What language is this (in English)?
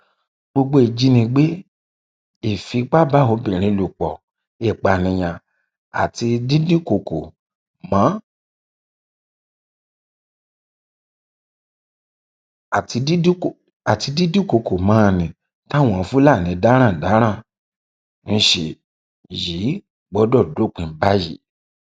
Yoruba